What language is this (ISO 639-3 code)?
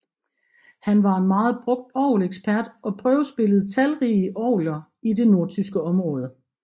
dan